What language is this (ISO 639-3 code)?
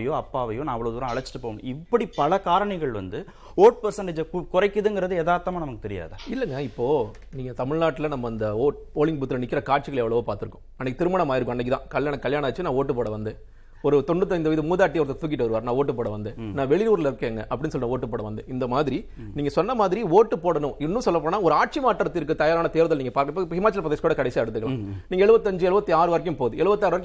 tam